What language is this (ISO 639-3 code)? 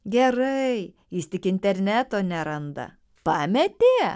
lit